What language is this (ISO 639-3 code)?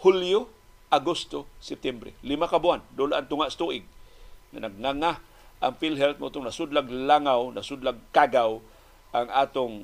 fil